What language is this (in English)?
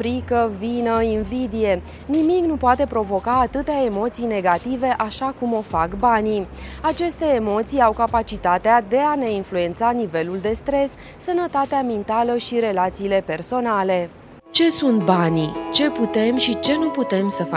Romanian